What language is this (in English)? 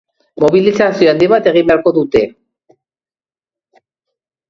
Basque